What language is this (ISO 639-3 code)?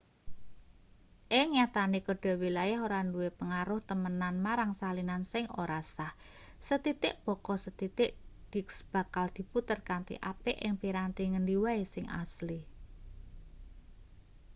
jav